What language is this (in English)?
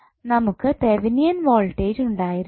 Malayalam